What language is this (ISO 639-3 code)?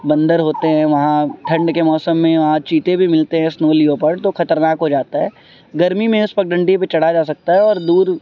urd